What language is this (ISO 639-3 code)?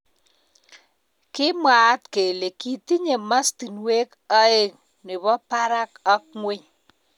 kln